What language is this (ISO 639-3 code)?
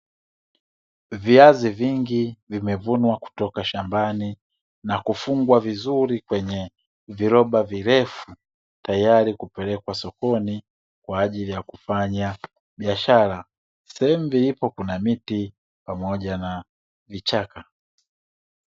swa